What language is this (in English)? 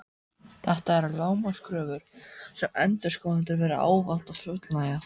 Icelandic